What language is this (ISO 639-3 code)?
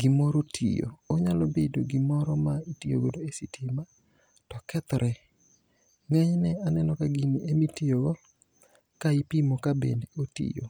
luo